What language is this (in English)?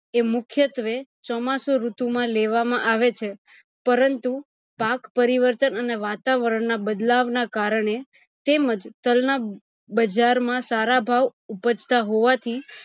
Gujarati